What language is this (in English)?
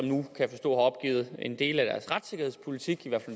Danish